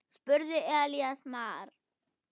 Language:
Icelandic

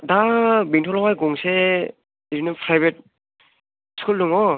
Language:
Bodo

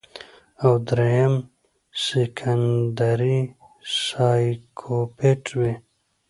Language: Pashto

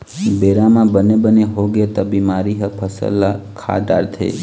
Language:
Chhattisgarhi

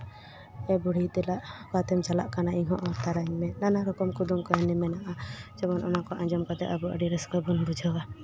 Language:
Santali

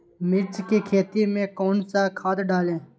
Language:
Magahi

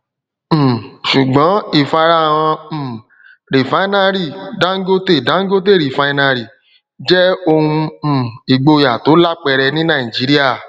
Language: Yoruba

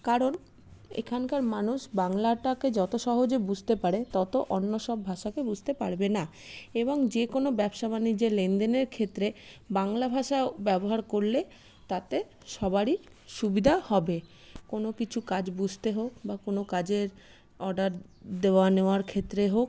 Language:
Bangla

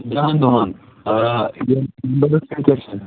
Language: Kashmiri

